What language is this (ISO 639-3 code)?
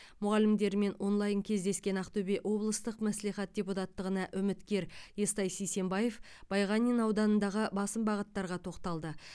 kaz